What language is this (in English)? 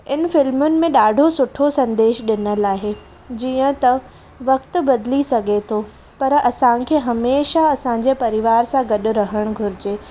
Sindhi